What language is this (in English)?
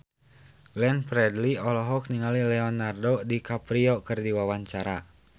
Sundanese